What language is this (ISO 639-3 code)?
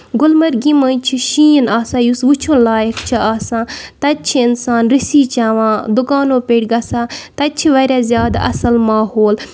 kas